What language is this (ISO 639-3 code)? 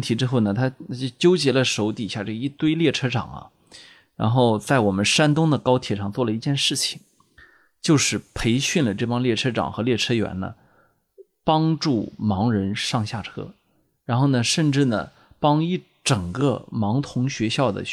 zho